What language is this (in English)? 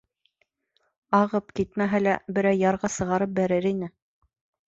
Bashkir